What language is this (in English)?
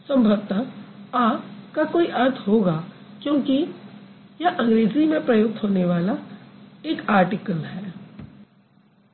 Hindi